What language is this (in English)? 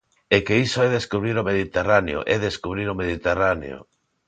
Galician